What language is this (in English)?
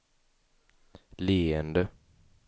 Swedish